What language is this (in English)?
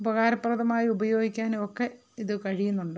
Malayalam